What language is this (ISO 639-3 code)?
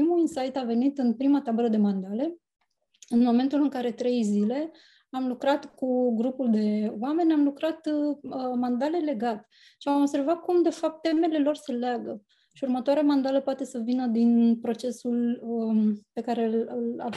ron